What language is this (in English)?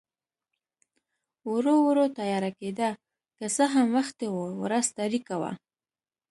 Pashto